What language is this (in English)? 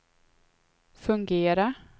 Swedish